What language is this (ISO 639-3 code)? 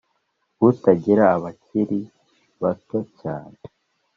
kin